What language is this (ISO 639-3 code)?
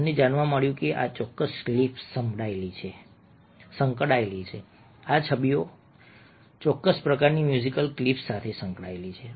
guj